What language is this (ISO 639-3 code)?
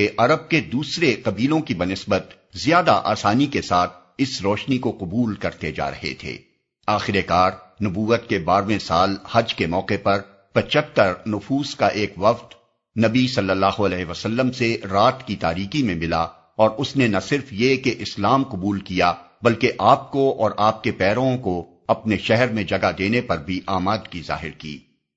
urd